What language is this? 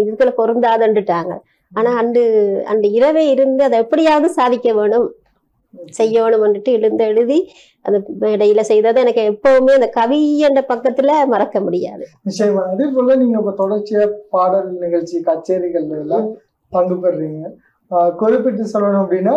Tamil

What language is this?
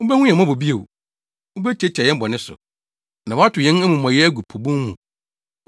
Akan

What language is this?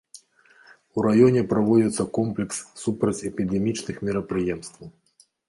Belarusian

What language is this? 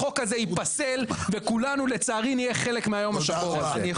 Hebrew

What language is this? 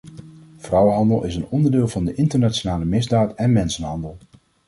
Dutch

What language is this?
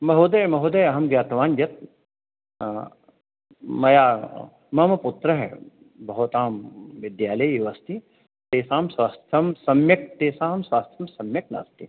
Sanskrit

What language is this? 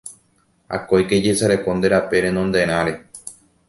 Guarani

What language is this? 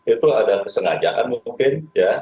Indonesian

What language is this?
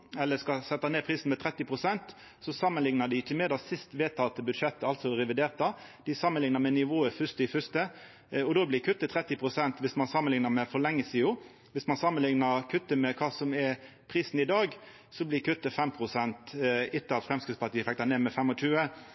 Norwegian Nynorsk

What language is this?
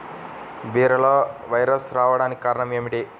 Telugu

